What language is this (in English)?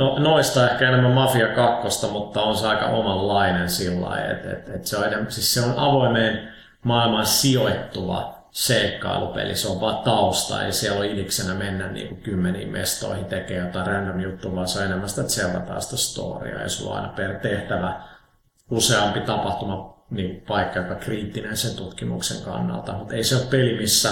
Finnish